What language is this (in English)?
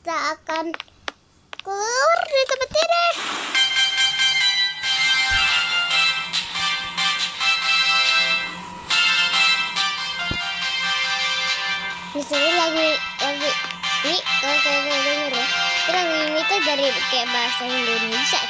Indonesian